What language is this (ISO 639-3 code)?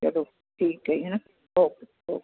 pan